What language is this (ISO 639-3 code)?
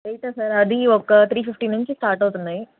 tel